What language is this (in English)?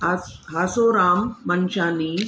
Sindhi